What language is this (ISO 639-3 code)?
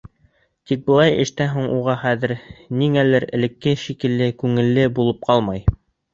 bak